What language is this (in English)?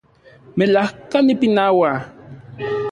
Central Puebla Nahuatl